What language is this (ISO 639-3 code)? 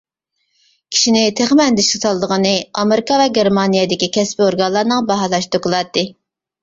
uig